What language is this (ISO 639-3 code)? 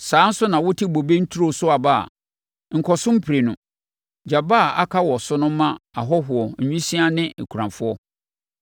aka